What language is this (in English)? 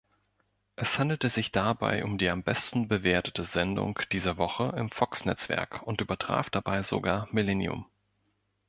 German